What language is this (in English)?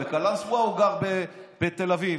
Hebrew